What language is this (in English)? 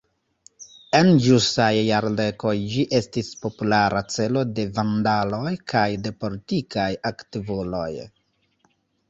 Esperanto